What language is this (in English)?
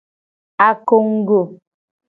Gen